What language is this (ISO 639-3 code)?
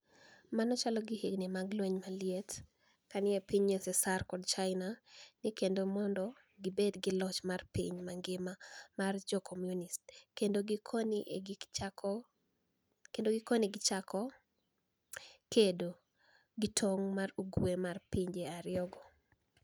luo